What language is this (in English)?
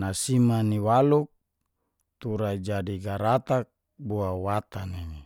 Geser-Gorom